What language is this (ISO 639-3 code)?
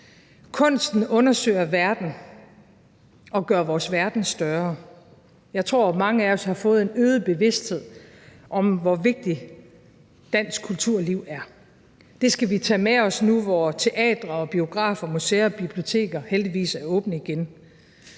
dan